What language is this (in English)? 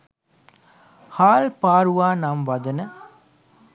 Sinhala